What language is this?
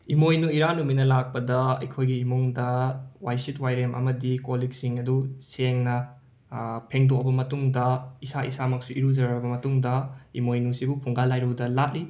Manipuri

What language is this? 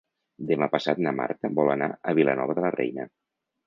Catalan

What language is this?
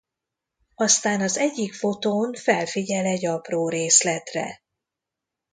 Hungarian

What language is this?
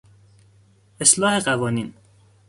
Persian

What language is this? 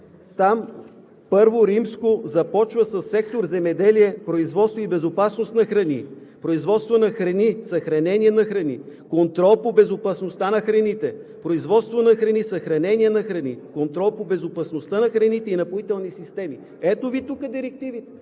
Bulgarian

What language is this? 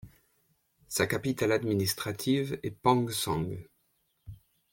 French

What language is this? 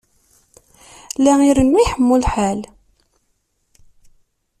Kabyle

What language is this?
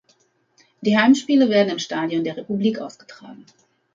German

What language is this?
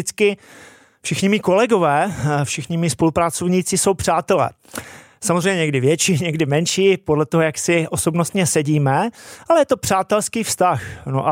Czech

